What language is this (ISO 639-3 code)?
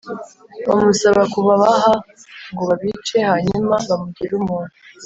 kin